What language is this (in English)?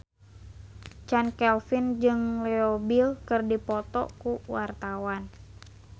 Sundanese